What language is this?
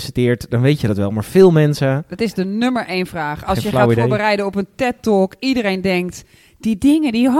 Dutch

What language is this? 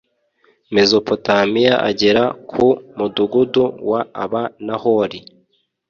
Kinyarwanda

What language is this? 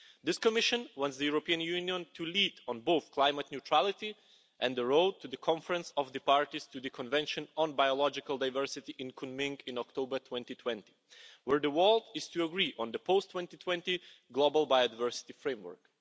English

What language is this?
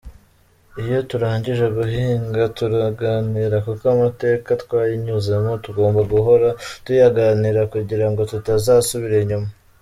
Kinyarwanda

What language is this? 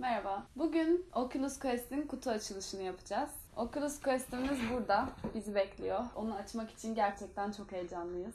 Turkish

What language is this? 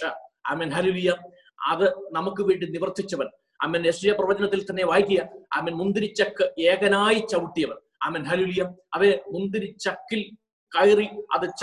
Malayalam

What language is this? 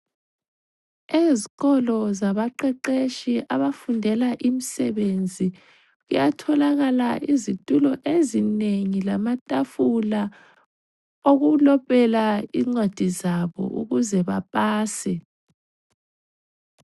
North Ndebele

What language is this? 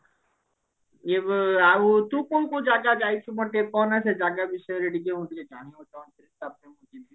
Odia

